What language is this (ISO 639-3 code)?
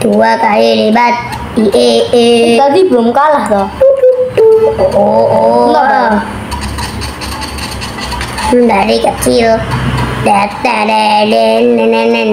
ind